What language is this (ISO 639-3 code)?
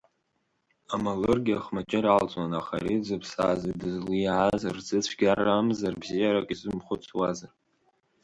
abk